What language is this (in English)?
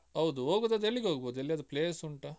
Kannada